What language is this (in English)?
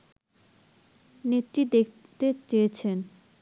Bangla